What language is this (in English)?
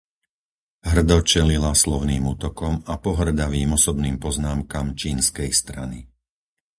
Slovak